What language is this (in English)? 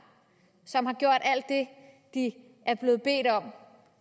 Danish